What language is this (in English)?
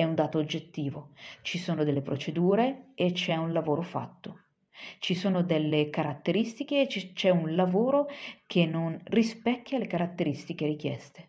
Italian